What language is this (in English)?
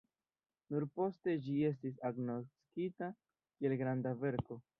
Esperanto